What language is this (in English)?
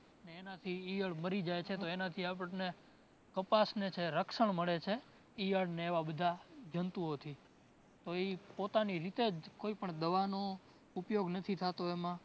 Gujarati